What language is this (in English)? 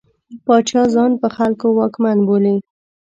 Pashto